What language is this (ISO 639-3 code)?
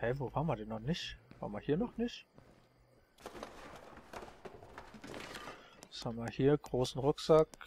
deu